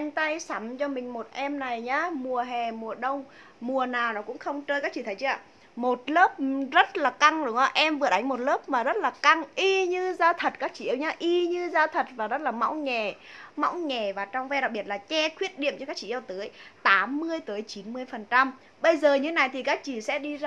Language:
Vietnamese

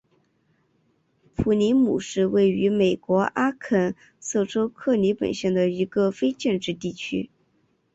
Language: Chinese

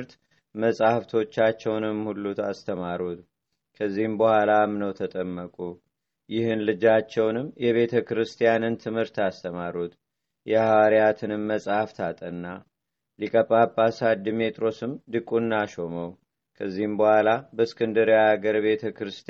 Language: Amharic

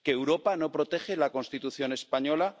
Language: Spanish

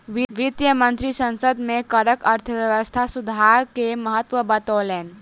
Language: Maithili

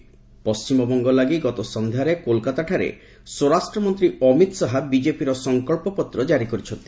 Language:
Odia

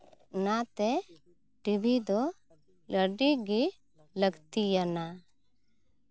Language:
Santali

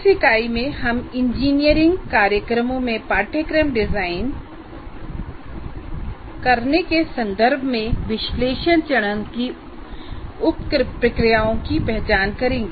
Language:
Hindi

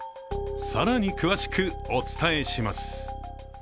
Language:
Japanese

